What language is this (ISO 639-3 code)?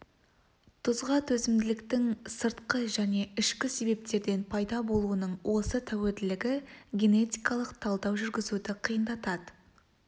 kaz